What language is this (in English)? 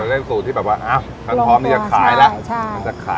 Thai